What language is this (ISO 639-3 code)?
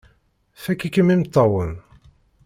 kab